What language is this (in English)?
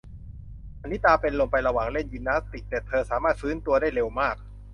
Thai